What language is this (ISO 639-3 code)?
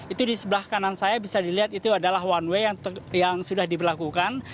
ind